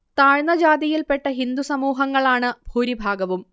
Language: Malayalam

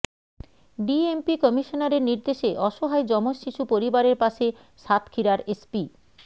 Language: Bangla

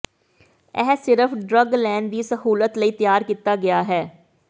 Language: Punjabi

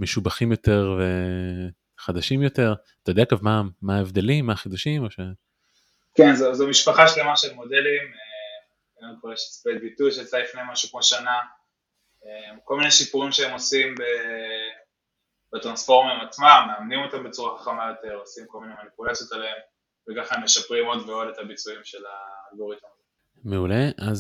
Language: Hebrew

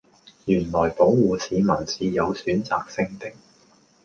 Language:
Cantonese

